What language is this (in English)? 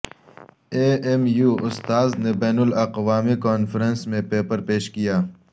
Urdu